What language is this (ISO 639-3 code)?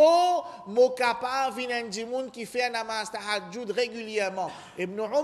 fra